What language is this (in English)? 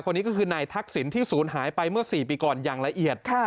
Thai